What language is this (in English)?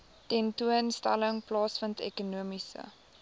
Afrikaans